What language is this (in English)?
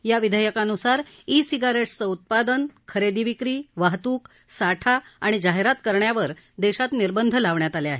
Marathi